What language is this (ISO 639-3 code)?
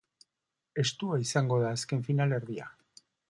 eus